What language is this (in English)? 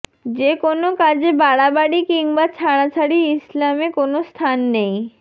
Bangla